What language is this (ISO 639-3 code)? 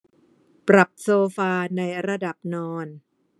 tha